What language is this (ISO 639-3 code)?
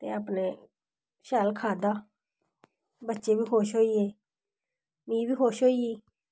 doi